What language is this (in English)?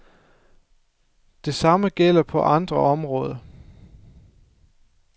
Danish